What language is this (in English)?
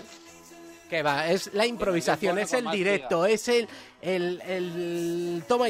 Spanish